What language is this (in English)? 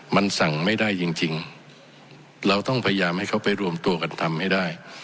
Thai